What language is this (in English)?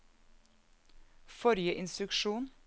Norwegian